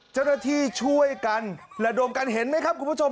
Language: Thai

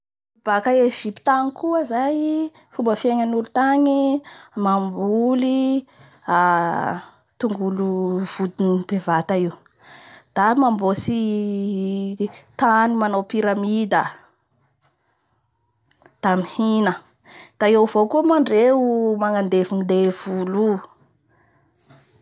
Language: Bara Malagasy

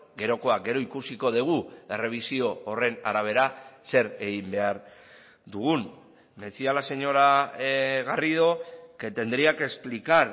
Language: Basque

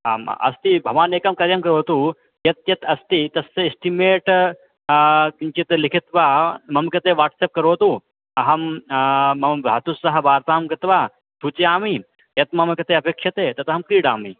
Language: Sanskrit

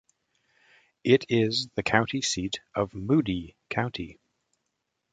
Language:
English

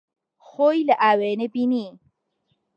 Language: Central Kurdish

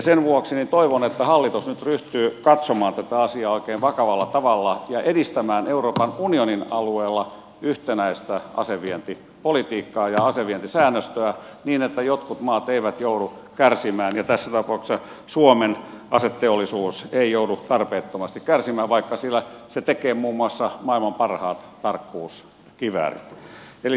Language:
Finnish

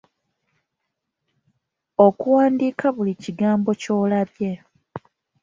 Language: Ganda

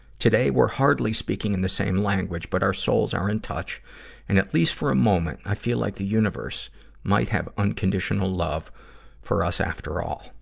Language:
English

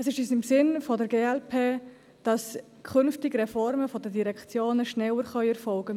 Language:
Swiss German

